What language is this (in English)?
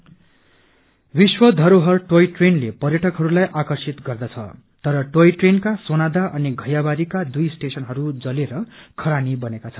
Nepali